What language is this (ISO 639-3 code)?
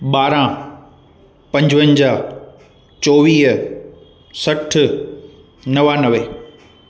snd